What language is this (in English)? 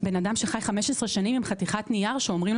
Hebrew